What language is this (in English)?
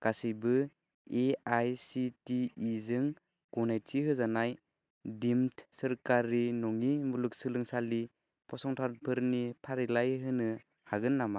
Bodo